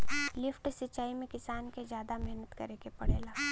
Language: Bhojpuri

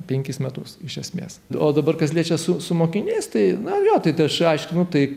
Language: Lithuanian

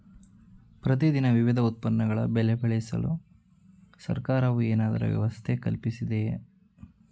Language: Kannada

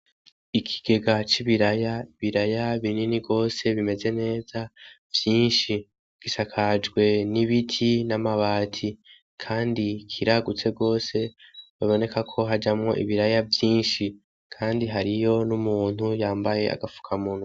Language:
Rundi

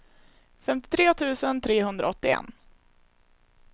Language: Swedish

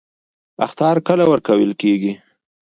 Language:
Pashto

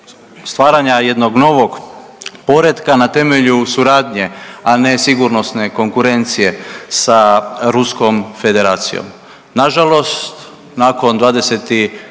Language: Croatian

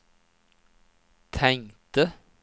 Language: Swedish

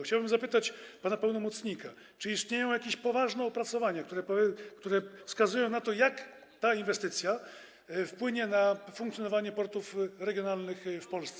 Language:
Polish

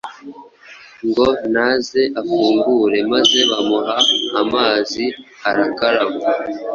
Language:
Kinyarwanda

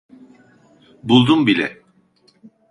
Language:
Turkish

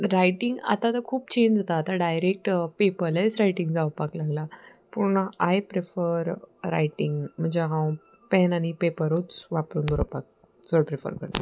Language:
Konkani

